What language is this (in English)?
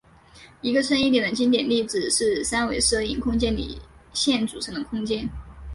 Chinese